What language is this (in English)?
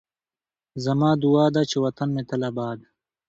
Pashto